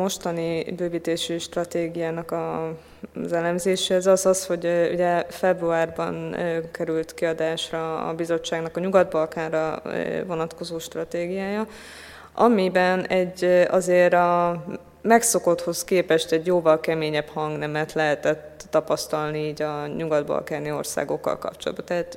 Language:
Hungarian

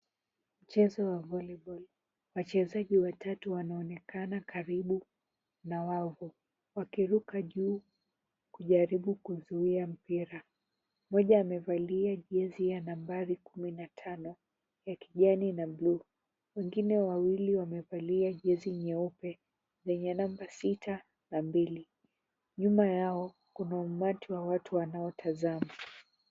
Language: Swahili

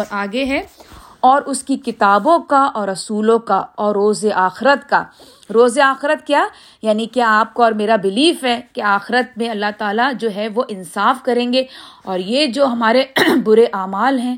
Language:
Urdu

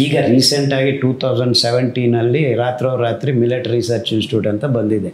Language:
Kannada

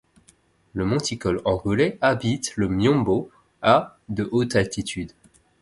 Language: French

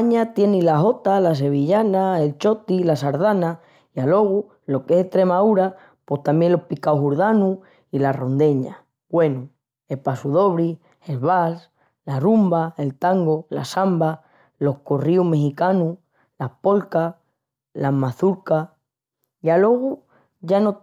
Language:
Extremaduran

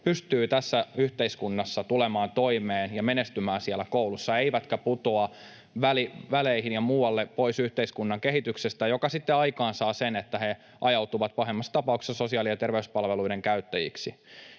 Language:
Finnish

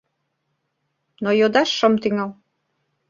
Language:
Mari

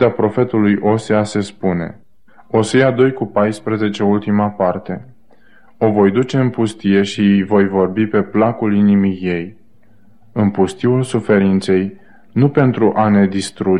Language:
Romanian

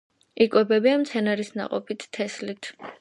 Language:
Georgian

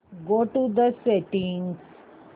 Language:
Marathi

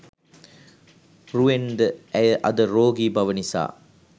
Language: Sinhala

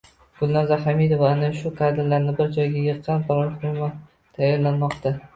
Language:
Uzbek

